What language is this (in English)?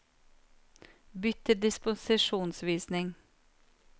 Norwegian